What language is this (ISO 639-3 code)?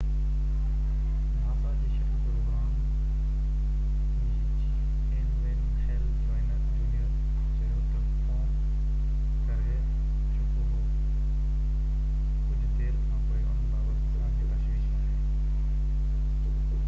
snd